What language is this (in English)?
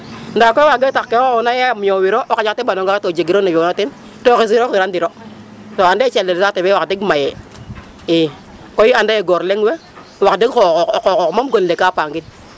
Serer